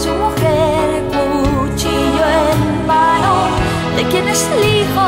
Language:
Spanish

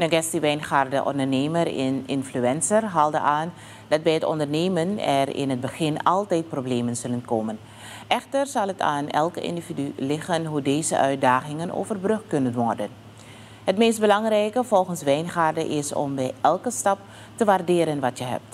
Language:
Dutch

